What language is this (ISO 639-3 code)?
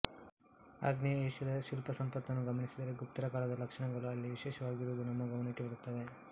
kan